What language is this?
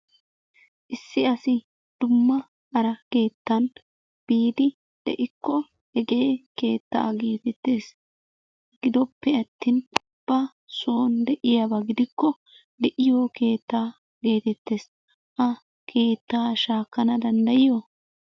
Wolaytta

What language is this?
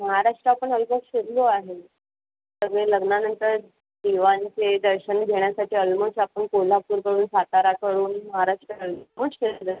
Marathi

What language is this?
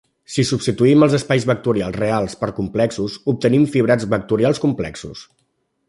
Catalan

